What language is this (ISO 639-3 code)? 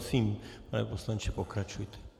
ces